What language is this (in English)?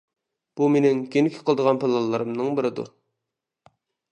Uyghur